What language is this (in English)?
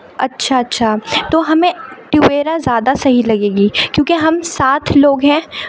Urdu